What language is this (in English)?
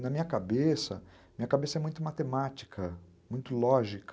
Portuguese